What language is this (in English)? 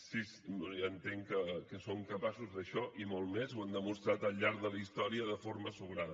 Catalan